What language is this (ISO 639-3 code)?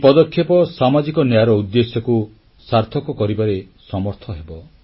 ori